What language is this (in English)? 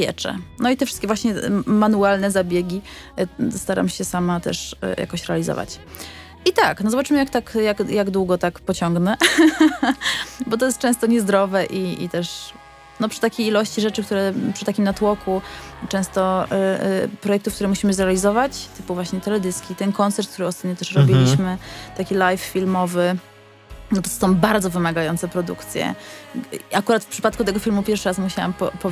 Polish